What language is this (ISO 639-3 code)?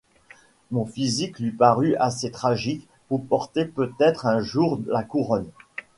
fra